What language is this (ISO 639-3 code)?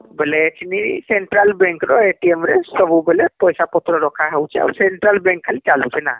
ori